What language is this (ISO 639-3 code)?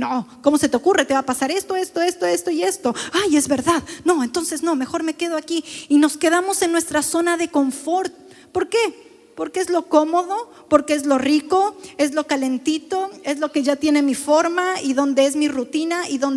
spa